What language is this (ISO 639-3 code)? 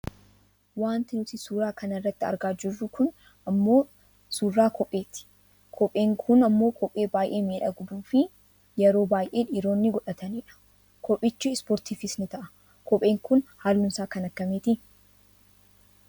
orm